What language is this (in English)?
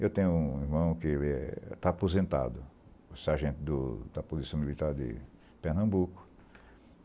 Portuguese